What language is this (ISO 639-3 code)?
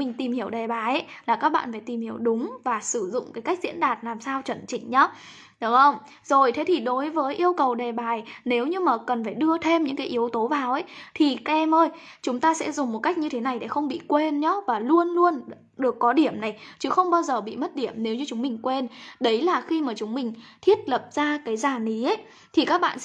vie